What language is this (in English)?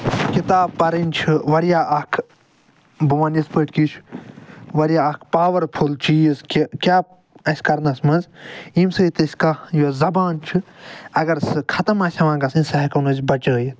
Kashmiri